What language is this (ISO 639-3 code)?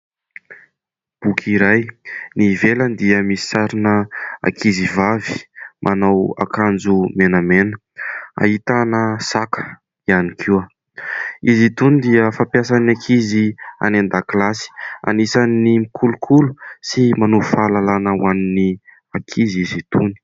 mlg